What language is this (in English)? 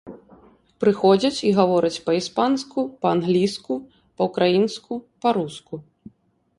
Belarusian